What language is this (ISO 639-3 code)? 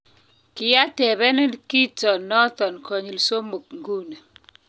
kln